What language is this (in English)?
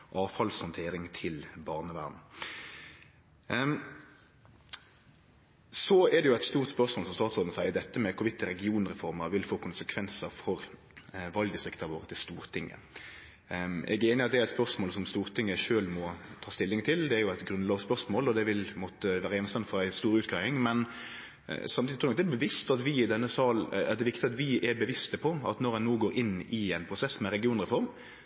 Norwegian Nynorsk